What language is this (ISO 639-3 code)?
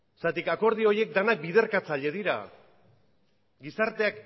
eus